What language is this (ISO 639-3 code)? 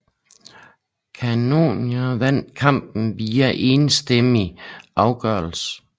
dan